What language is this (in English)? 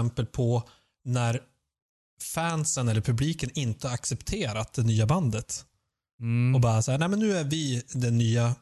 Swedish